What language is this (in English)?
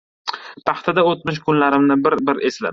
Uzbek